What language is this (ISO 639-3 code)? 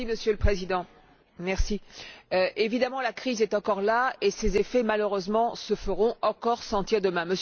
fra